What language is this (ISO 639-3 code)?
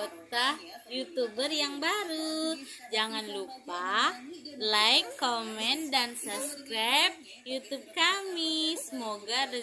ind